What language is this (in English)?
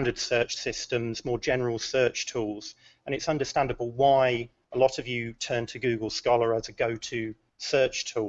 English